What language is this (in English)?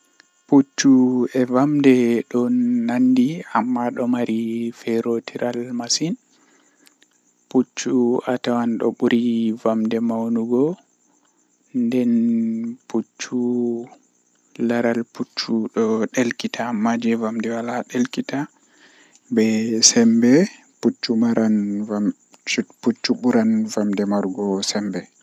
Western Niger Fulfulde